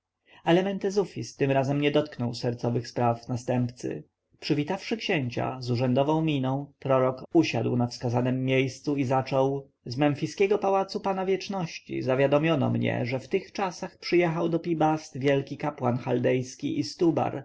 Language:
Polish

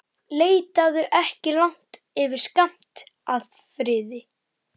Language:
Icelandic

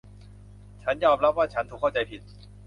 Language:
Thai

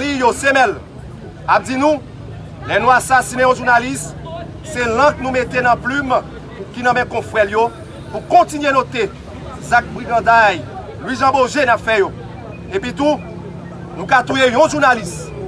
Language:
French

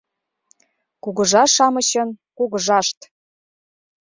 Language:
Mari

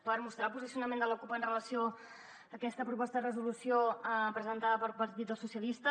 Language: Catalan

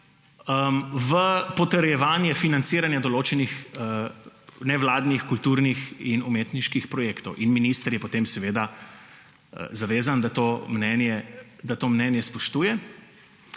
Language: Slovenian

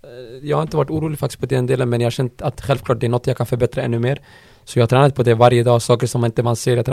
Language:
Swedish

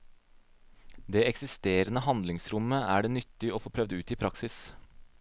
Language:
Norwegian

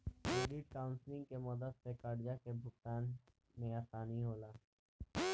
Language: Bhojpuri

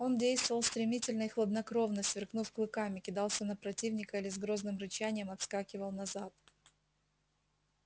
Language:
Russian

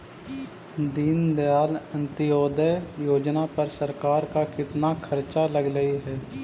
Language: Magahi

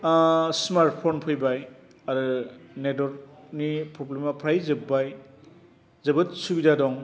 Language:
Bodo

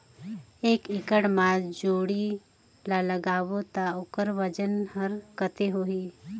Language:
Chhattisgarhi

